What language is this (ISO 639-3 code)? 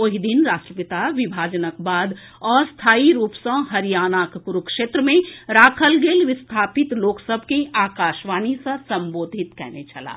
mai